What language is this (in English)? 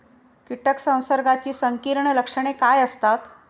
Marathi